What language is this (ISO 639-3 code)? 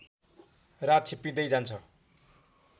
nep